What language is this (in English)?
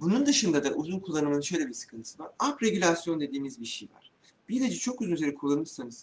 Turkish